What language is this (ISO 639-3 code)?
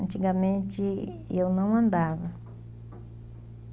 por